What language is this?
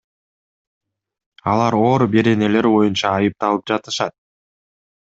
Kyrgyz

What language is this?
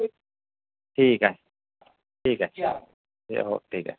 Marathi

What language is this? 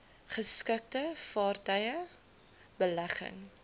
Afrikaans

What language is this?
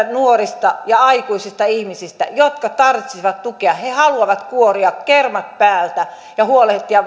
Finnish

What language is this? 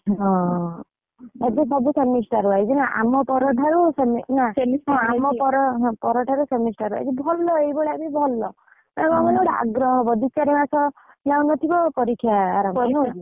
Odia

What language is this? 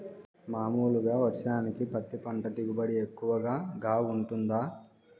Telugu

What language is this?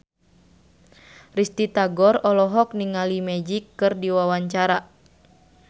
Sundanese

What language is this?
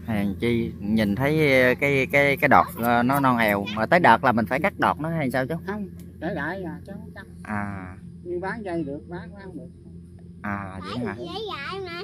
Vietnamese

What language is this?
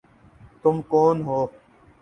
Urdu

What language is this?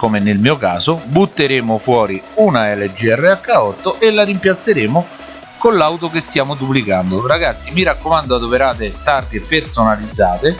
Italian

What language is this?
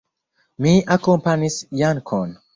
Esperanto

